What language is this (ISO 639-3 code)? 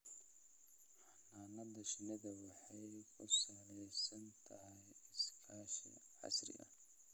som